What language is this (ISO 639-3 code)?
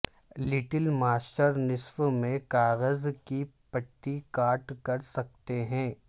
urd